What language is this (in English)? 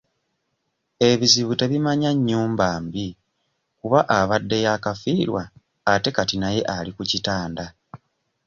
Ganda